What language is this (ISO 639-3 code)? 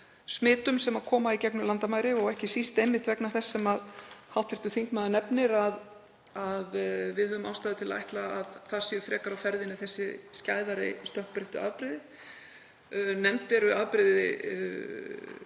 isl